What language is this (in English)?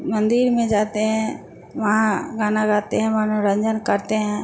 Hindi